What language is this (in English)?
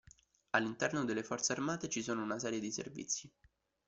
Italian